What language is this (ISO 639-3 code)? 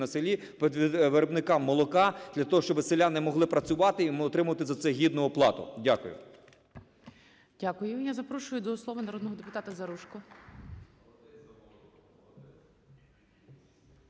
ukr